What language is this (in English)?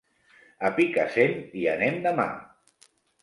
Catalan